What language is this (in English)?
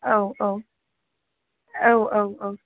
Bodo